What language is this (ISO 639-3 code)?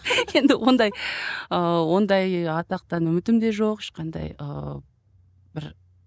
kaz